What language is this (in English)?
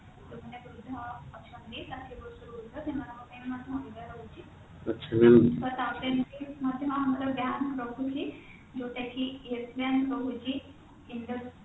Odia